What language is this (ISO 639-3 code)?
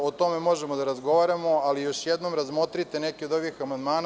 srp